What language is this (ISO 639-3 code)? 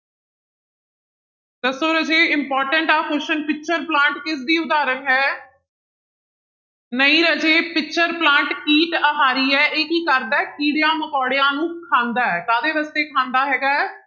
pan